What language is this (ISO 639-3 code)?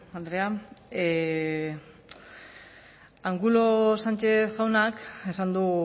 eus